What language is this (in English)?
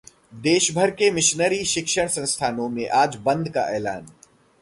Hindi